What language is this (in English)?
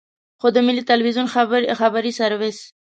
Pashto